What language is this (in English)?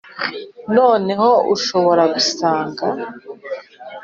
Kinyarwanda